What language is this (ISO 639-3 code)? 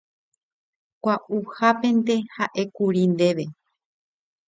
grn